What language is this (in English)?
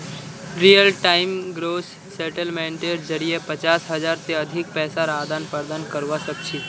Magahi